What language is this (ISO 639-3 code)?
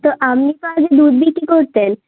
ben